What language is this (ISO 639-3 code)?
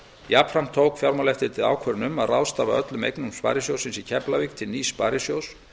isl